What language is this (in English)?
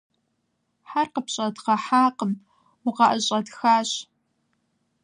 Kabardian